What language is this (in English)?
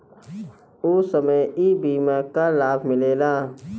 Bhojpuri